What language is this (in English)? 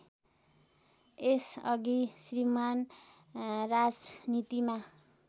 Nepali